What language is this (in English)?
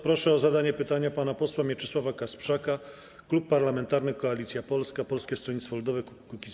Polish